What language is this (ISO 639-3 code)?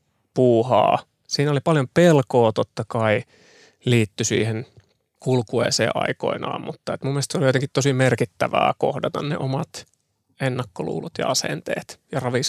fin